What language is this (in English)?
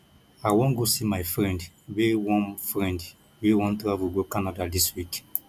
Nigerian Pidgin